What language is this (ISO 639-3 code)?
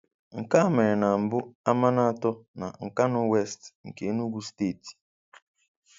ibo